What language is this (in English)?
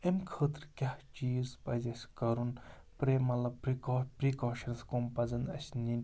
Kashmiri